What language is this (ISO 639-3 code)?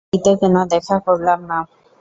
ben